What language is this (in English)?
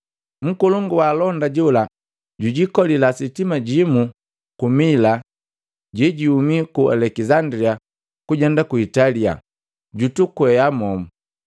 Matengo